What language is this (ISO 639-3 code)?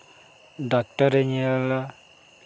sat